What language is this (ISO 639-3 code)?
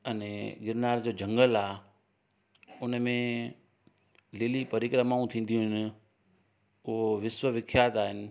snd